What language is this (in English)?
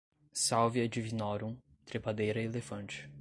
Portuguese